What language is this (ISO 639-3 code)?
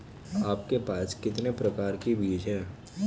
hin